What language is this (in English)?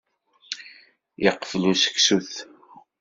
Kabyle